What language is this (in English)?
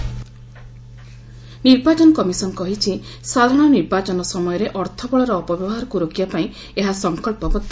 Odia